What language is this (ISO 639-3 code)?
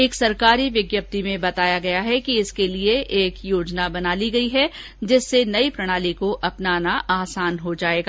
hin